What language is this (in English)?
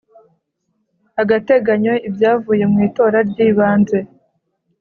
Kinyarwanda